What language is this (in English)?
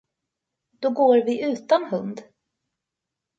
Swedish